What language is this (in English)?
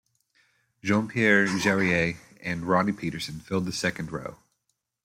English